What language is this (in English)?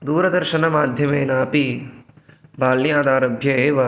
Sanskrit